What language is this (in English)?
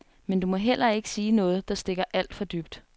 Danish